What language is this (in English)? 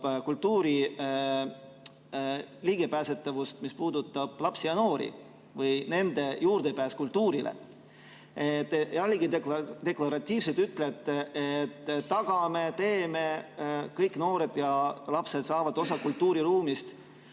Estonian